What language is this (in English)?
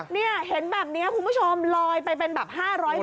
Thai